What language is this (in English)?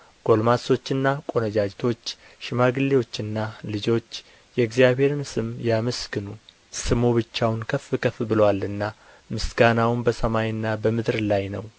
Amharic